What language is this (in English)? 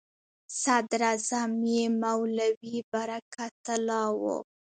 Pashto